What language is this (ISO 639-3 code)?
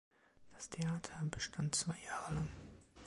deu